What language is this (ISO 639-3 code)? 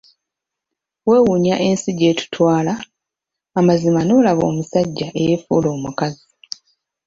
lug